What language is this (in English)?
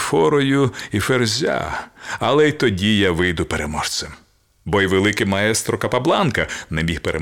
Ukrainian